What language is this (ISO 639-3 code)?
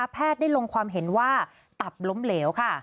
tha